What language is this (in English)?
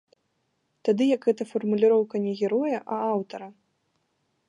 Belarusian